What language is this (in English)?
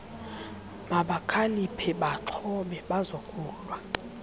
Xhosa